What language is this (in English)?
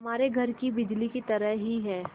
Hindi